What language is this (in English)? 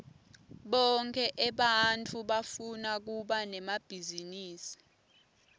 Swati